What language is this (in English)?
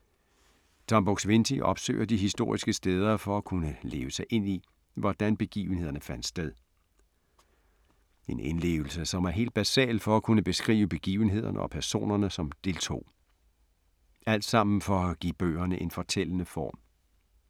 Danish